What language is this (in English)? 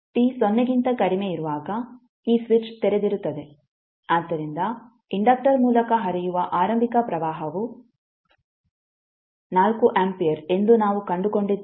Kannada